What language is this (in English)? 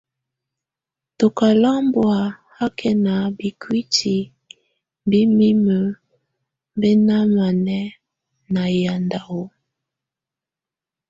Tunen